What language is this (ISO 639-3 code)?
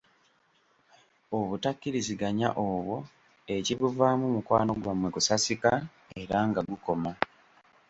lug